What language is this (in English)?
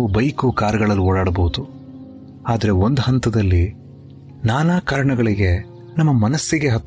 Kannada